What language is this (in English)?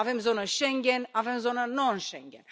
Romanian